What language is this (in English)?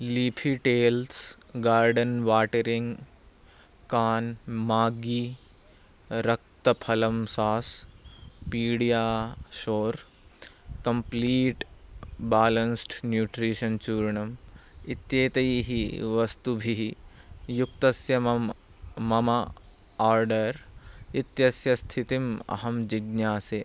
Sanskrit